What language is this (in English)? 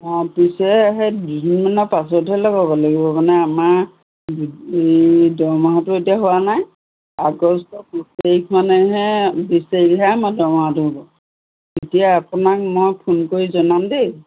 Assamese